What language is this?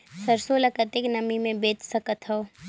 Chhattisgarhi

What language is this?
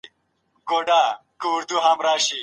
Pashto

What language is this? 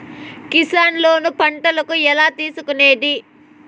Telugu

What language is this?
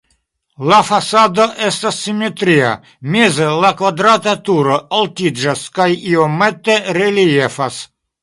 Esperanto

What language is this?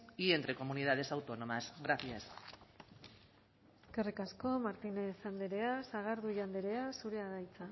Basque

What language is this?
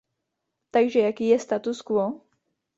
Czech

